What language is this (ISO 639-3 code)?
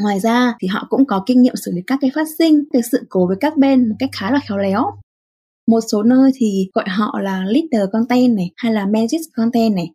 vie